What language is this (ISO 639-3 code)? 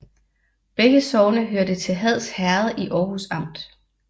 dan